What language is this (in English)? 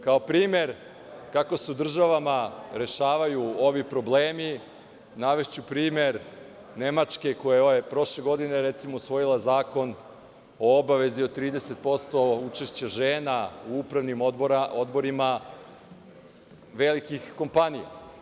Serbian